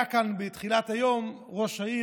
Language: Hebrew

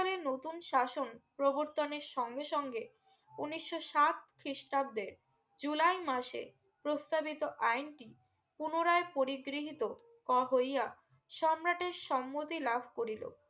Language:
Bangla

